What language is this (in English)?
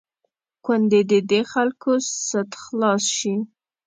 Pashto